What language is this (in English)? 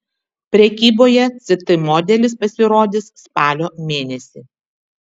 Lithuanian